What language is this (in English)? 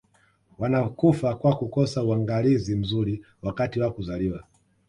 Swahili